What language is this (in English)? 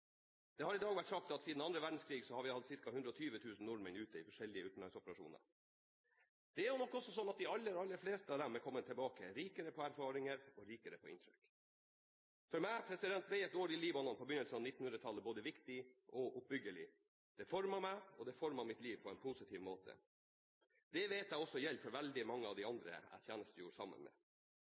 Norwegian Bokmål